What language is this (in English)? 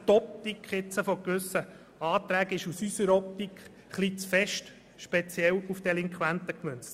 Swiss German